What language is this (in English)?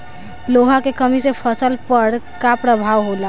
Bhojpuri